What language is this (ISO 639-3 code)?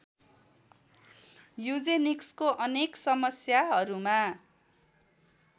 nep